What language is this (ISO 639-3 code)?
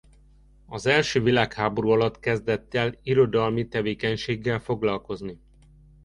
hun